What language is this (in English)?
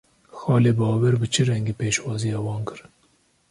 Kurdish